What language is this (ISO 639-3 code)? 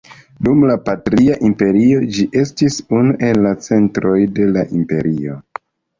epo